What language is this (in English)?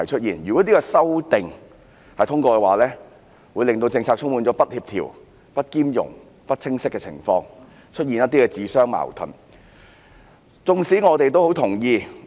Cantonese